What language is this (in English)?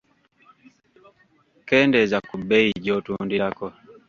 Ganda